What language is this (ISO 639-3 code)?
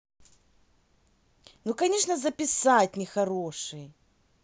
rus